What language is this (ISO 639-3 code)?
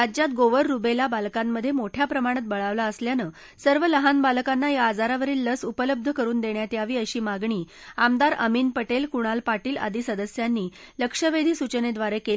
mar